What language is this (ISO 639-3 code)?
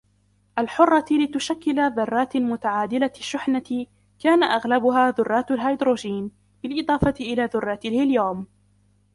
ara